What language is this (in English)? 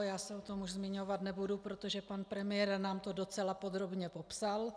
Czech